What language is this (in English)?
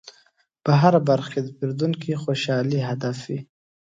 Pashto